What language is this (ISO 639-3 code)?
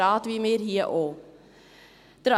gsw